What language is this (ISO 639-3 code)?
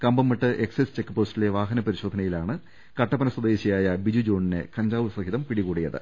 mal